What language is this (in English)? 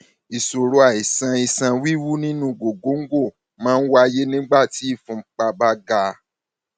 Yoruba